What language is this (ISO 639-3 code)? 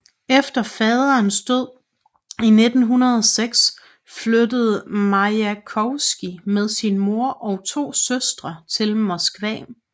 dan